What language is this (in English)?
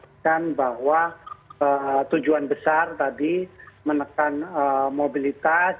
Indonesian